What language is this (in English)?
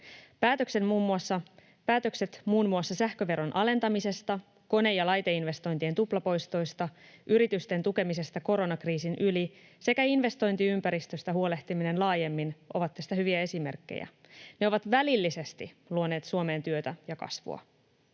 Finnish